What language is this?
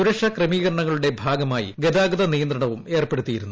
Malayalam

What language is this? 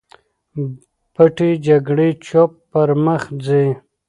Pashto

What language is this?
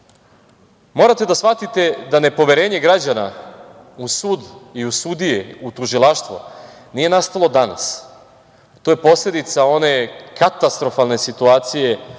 Serbian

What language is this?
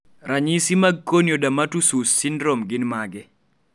Luo (Kenya and Tanzania)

